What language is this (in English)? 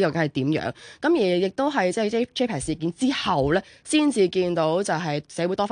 Chinese